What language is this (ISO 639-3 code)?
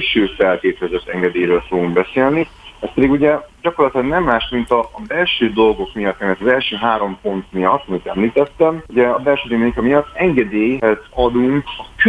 hun